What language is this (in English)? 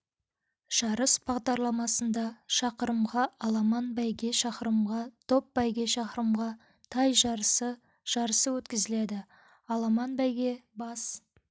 Kazakh